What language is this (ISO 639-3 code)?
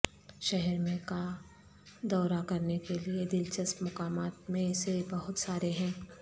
urd